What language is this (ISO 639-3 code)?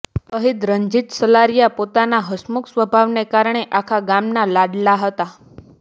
guj